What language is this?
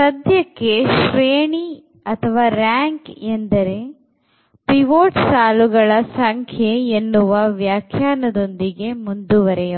Kannada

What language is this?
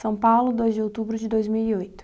Portuguese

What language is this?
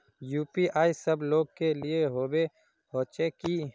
Magahi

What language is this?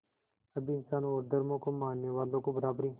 Hindi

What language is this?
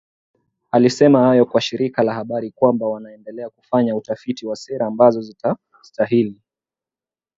Swahili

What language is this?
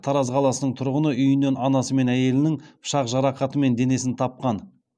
Kazakh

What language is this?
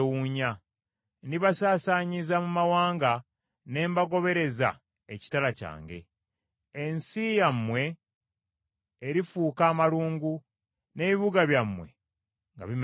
Ganda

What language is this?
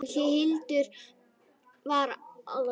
Icelandic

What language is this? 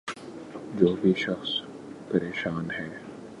Urdu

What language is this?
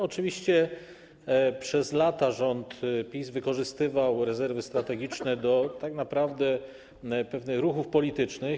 Polish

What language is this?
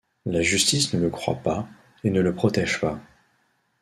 French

